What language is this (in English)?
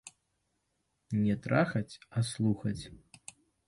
Belarusian